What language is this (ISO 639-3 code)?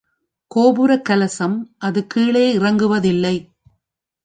tam